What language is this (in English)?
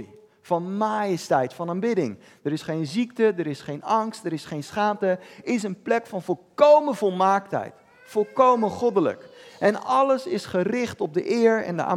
Dutch